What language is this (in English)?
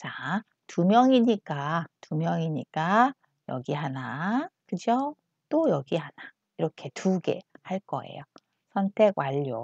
Korean